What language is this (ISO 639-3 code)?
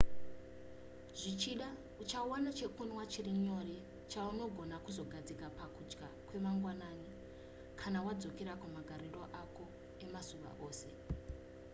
sna